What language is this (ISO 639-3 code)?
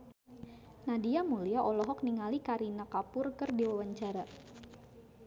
sun